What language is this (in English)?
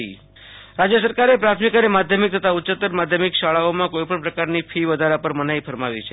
Gujarati